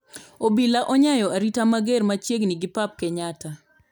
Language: Luo (Kenya and Tanzania)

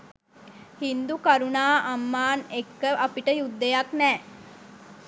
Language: Sinhala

